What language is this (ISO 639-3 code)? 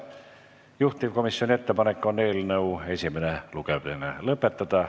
est